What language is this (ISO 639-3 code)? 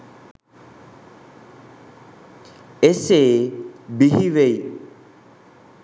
sin